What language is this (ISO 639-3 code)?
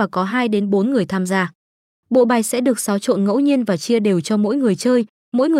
vie